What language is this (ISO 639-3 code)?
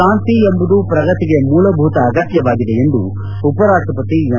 kan